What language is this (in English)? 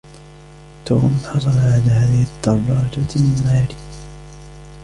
Arabic